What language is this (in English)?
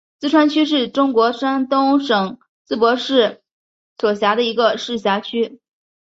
Chinese